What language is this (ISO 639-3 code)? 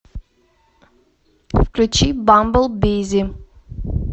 rus